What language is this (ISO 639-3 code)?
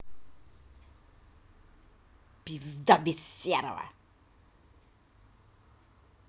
rus